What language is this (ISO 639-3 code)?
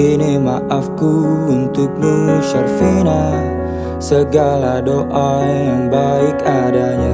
ind